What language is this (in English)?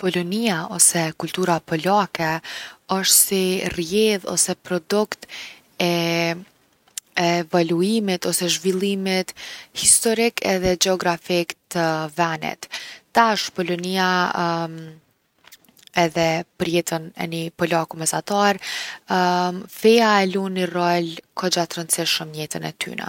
Gheg Albanian